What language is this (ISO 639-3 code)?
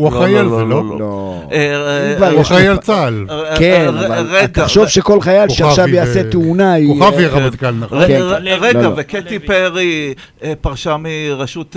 heb